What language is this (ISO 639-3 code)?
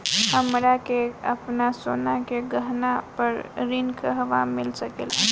bho